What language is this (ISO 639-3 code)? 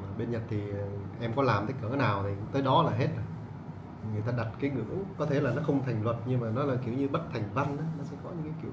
vie